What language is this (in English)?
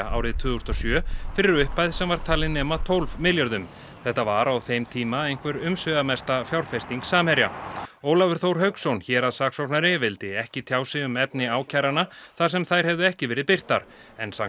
Icelandic